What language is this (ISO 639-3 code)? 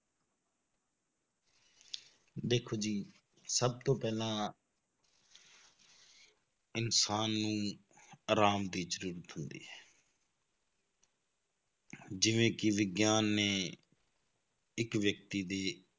pan